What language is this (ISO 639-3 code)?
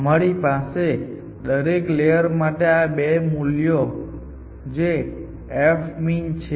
guj